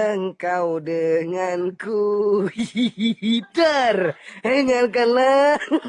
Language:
Indonesian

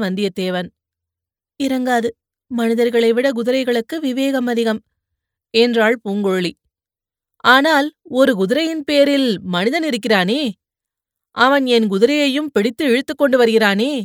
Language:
Tamil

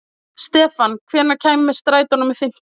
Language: Icelandic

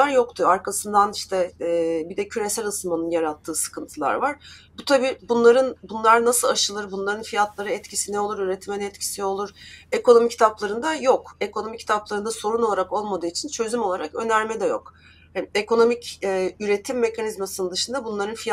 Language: Turkish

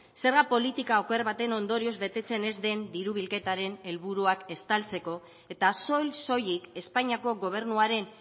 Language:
Basque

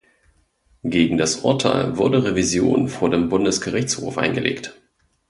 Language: German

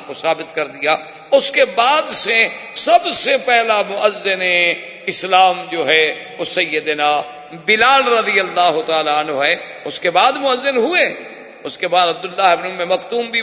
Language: Urdu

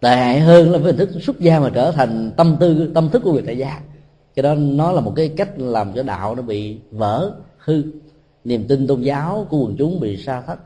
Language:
Vietnamese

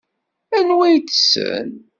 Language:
Kabyle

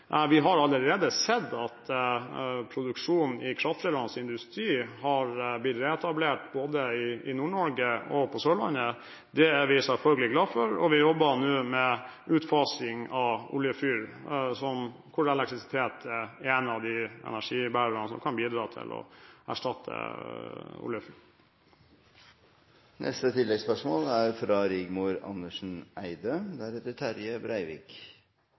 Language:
Norwegian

